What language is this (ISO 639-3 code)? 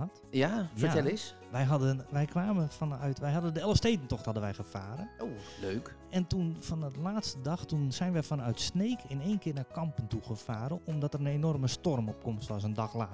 nld